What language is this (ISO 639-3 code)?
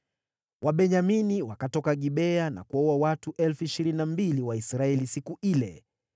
swa